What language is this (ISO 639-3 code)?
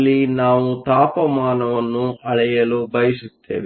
kan